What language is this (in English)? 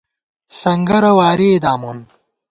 Gawar-Bati